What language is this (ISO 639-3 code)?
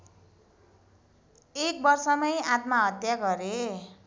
nep